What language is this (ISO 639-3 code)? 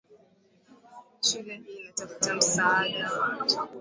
swa